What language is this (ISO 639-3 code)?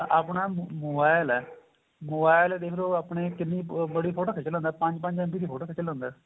pan